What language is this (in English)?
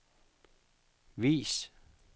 Danish